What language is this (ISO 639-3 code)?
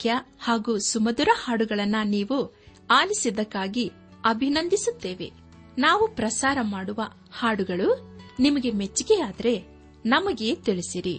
kan